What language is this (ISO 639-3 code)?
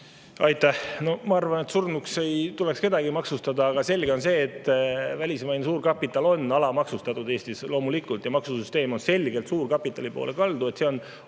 est